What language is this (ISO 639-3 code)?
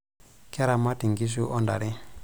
mas